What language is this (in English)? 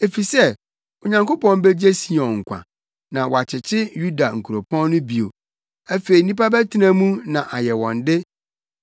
Akan